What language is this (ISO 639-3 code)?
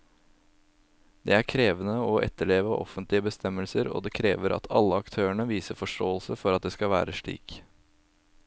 nor